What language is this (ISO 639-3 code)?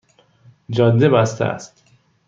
fas